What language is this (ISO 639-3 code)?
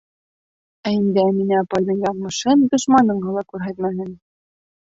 bak